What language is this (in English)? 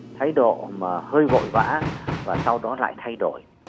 Vietnamese